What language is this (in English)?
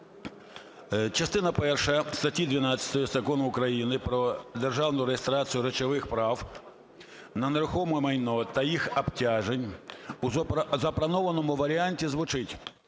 Ukrainian